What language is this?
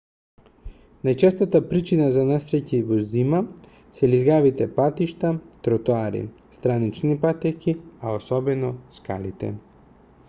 Macedonian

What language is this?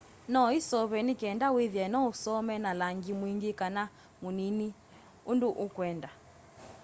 Kamba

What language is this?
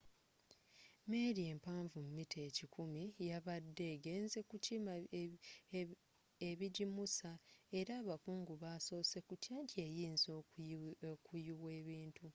Ganda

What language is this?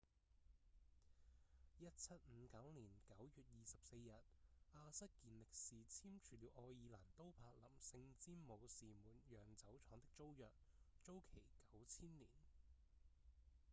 Cantonese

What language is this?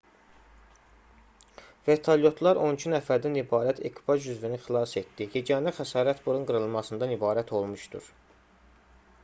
Azerbaijani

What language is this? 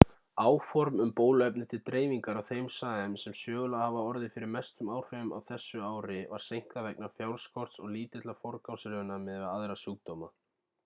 Icelandic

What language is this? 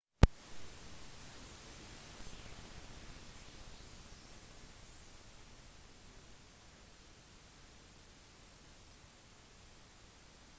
Norwegian Bokmål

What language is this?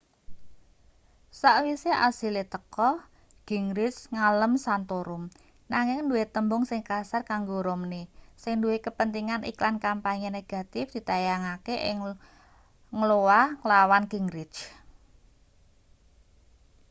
Javanese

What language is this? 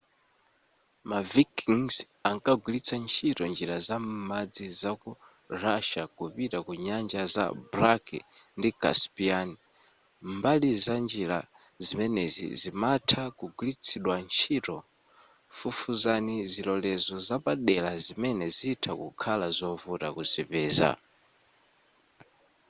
Nyanja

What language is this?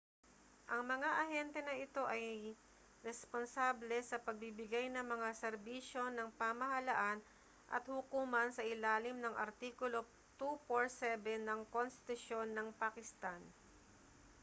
Filipino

